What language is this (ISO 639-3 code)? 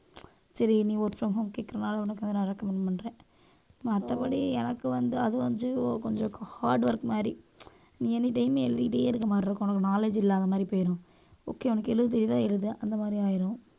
tam